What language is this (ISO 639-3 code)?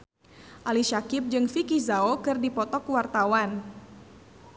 sun